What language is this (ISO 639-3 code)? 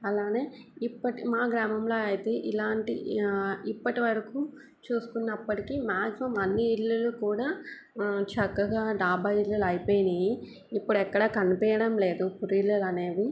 tel